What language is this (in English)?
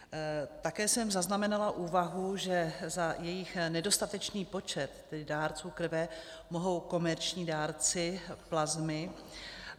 Czech